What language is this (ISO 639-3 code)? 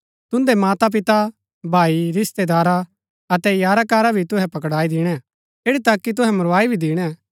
gbk